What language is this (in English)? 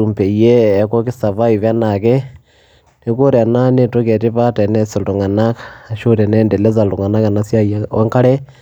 Masai